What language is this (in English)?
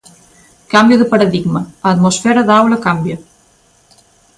Galician